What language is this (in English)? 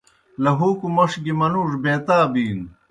Kohistani Shina